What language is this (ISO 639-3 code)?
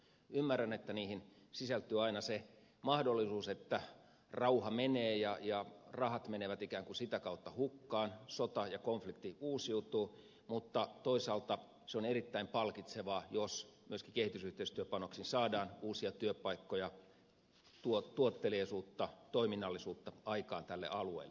fin